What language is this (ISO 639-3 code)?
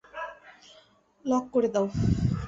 ben